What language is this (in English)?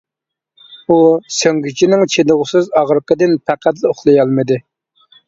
Uyghur